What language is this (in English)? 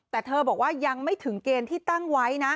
Thai